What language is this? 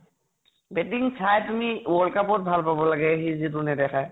Assamese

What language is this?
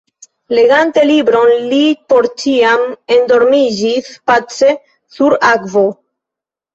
Esperanto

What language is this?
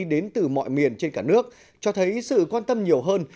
Vietnamese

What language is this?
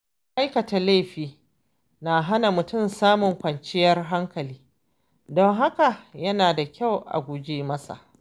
Hausa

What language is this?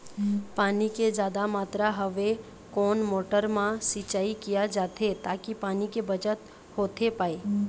Chhattisgarhi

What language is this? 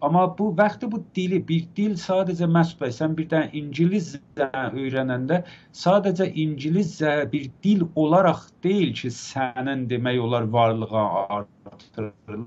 Turkish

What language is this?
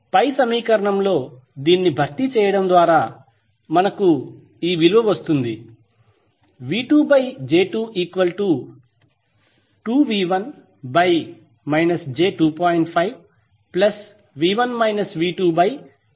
Telugu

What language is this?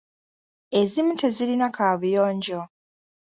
Ganda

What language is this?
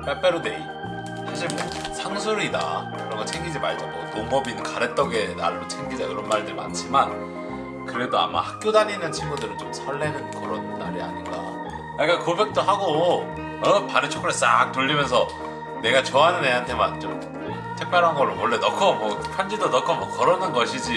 Korean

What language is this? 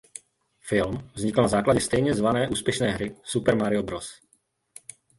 Czech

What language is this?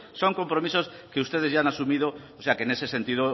Spanish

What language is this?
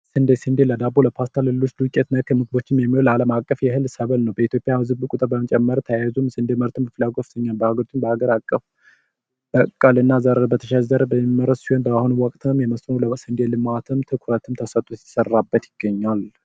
Amharic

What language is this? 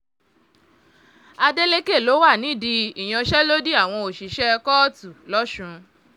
Yoruba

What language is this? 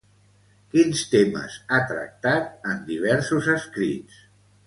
Catalan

